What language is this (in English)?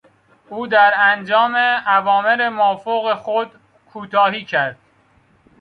Persian